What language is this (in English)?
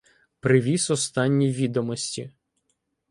Ukrainian